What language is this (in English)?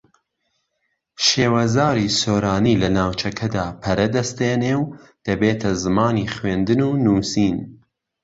Central Kurdish